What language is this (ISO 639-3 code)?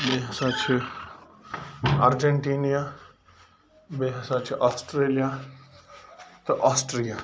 kas